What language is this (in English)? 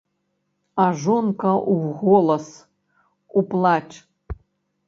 Belarusian